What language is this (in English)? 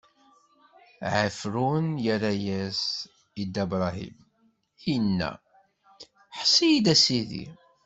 Kabyle